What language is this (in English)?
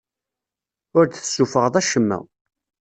Kabyle